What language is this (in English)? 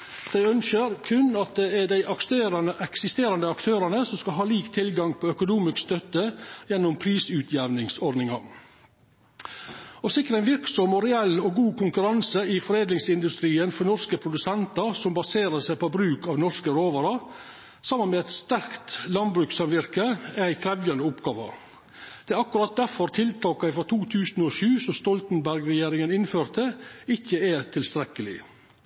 Norwegian Nynorsk